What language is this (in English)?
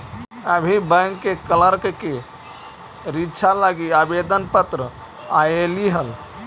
Magahi